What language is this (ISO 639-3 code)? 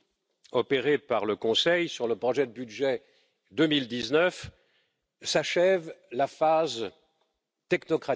fra